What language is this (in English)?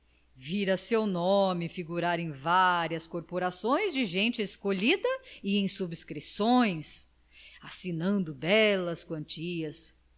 Portuguese